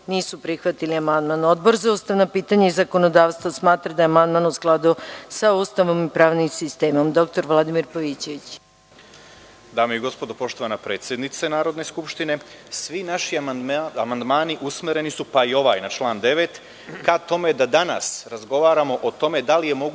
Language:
Serbian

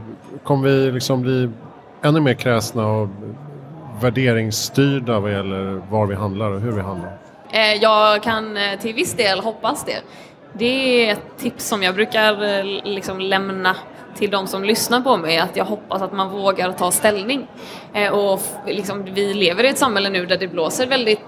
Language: Swedish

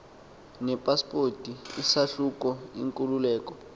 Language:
Xhosa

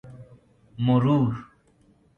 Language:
Persian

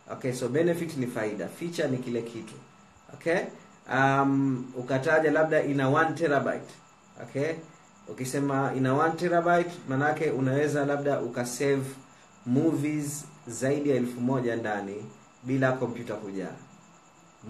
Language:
Swahili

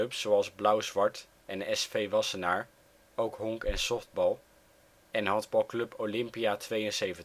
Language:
Dutch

